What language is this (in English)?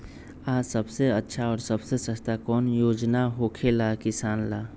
Magahi